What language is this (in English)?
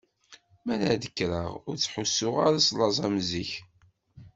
Kabyle